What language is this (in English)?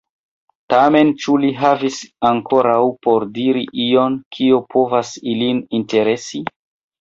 Esperanto